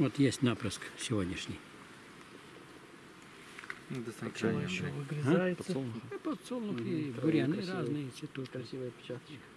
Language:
Russian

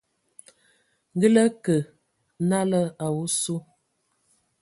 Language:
Ewondo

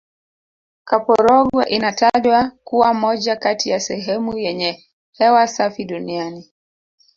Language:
Swahili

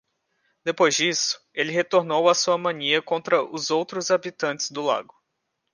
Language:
Portuguese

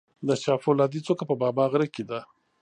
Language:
Pashto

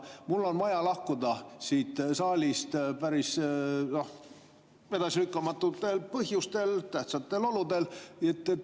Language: Estonian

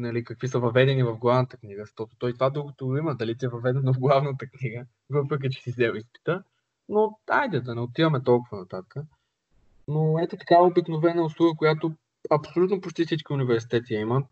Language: Bulgarian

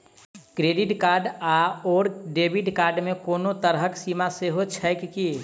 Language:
Maithili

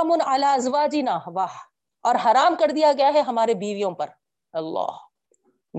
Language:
Urdu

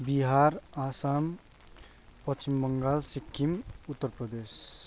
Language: Nepali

